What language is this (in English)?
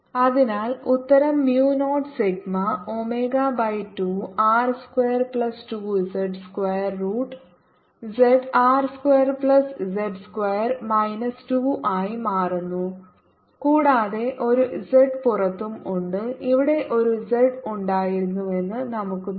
Malayalam